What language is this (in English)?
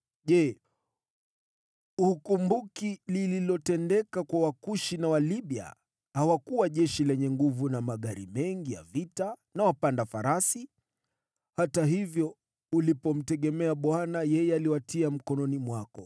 Swahili